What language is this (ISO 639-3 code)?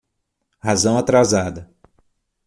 por